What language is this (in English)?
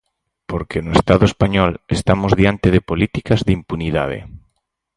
Galician